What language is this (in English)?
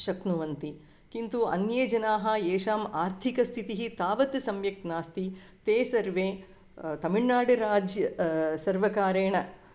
Sanskrit